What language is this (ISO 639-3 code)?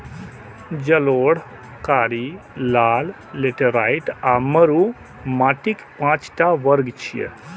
mai